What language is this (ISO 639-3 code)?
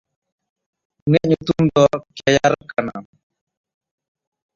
sat